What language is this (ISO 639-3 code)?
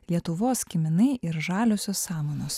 lit